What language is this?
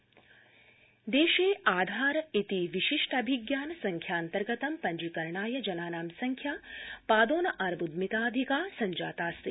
Sanskrit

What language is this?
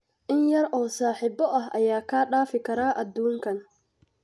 Somali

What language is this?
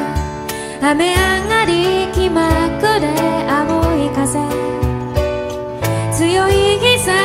Korean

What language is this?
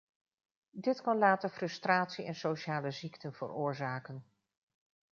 Dutch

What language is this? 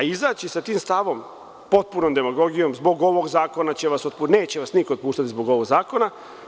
Serbian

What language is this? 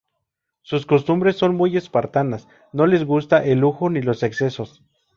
Spanish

